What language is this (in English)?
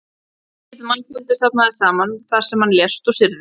Icelandic